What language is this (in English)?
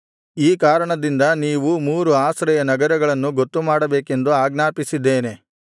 Kannada